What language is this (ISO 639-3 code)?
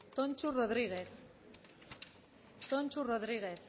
eus